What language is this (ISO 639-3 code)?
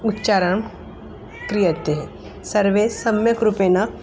san